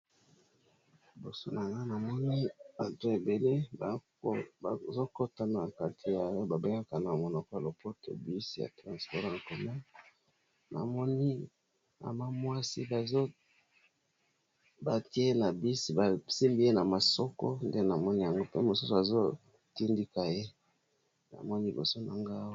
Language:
Lingala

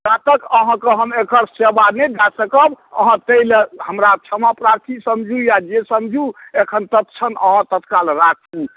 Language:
Maithili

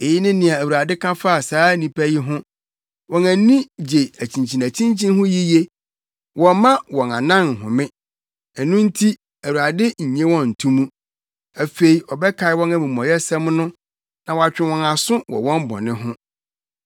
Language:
Akan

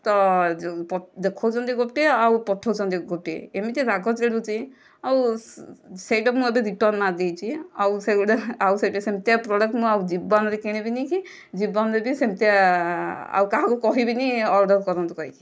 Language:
Odia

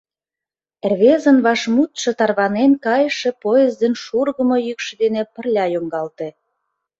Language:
Mari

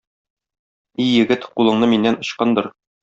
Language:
Tatar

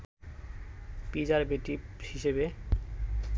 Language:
Bangla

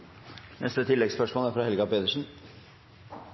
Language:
Norwegian Nynorsk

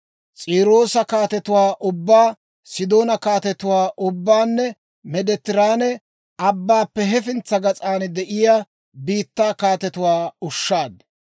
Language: Dawro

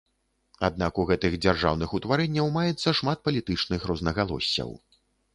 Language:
Belarusian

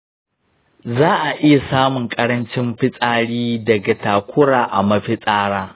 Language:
Hausa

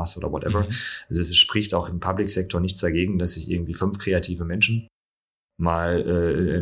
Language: German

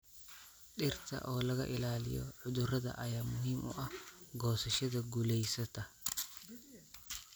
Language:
Somali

